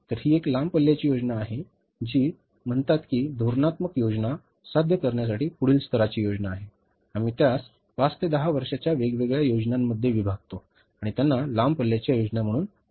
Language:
Marathi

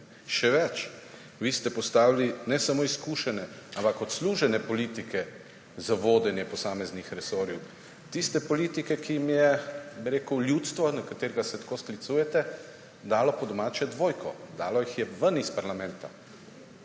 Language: Slovenian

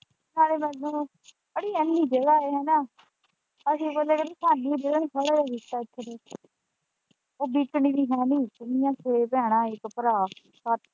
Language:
Punjabi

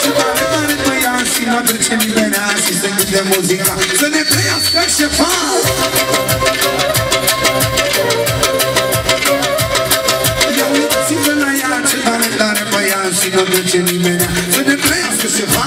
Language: Romanian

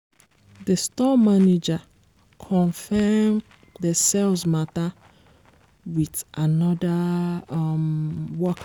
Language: Nigerian Pidgin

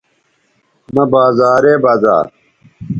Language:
Bateri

